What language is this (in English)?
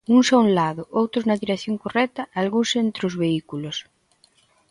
Galician